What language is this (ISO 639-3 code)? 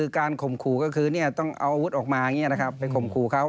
tha